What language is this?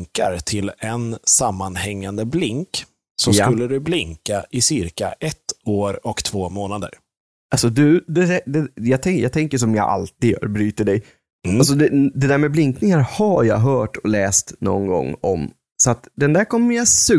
Swedish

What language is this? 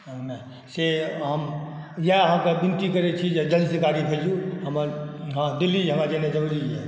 Maithili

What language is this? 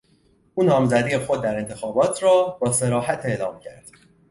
Persian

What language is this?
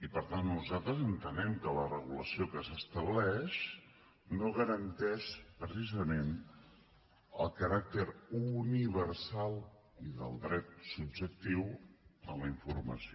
Catalan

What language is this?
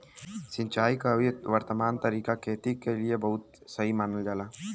Bhojpuri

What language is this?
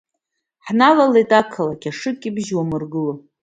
Abkhazian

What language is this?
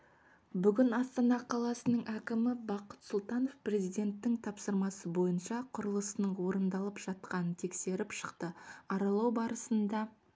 Kazakh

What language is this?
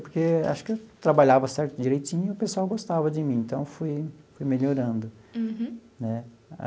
Portuguese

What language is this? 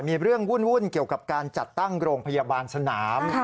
Thai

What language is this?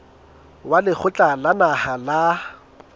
Southern Sotho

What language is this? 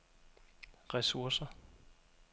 Danish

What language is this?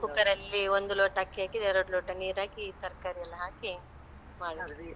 Kannada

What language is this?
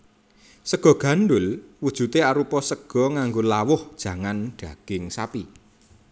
Javanese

